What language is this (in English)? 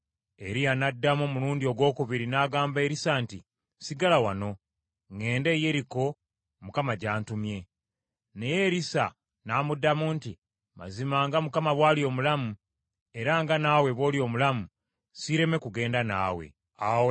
Ganda